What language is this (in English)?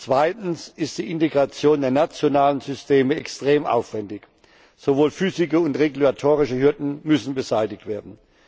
German